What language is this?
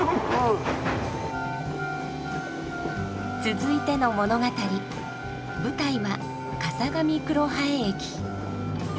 Japanese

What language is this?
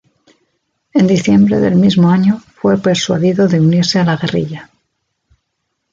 Spanish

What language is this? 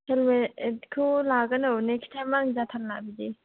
Bodo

